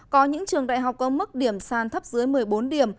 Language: Vietnamese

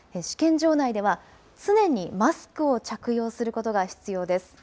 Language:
Japanese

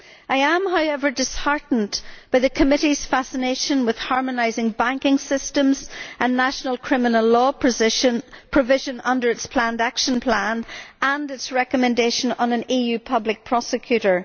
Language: English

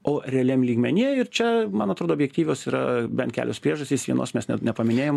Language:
Lithuanian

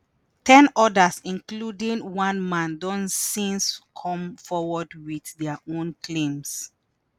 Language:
Nigerian Pidgin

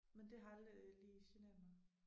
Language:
Danish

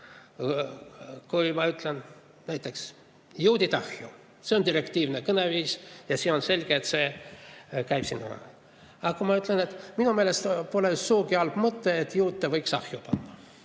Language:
Estonian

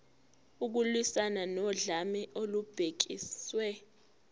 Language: Zulu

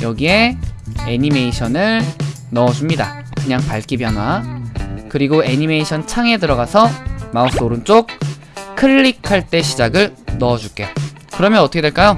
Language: Korean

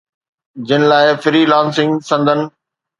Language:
Sindhi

